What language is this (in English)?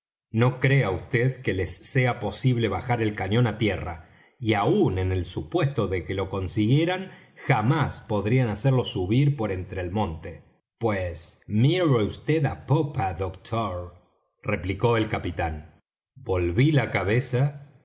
Spanish